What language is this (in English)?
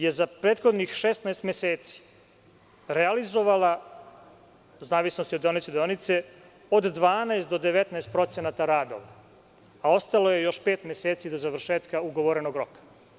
Serbian